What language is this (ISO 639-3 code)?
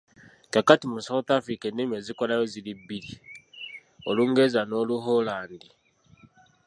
lug